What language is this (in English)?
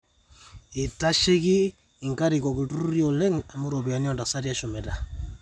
Masai